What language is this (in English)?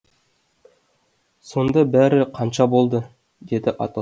Kazakh